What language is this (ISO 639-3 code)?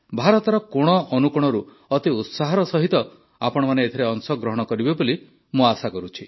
ori